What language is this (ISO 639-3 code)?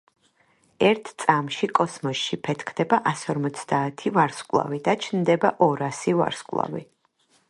kat